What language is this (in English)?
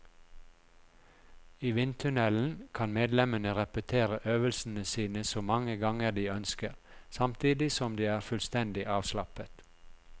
Norwegian